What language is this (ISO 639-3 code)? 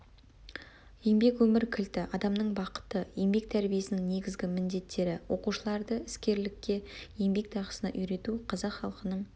kaz